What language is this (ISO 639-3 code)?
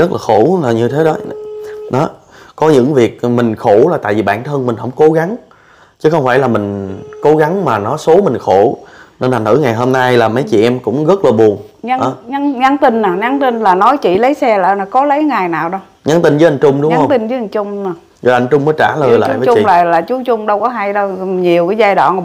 vie